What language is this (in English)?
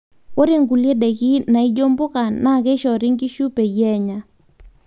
Masai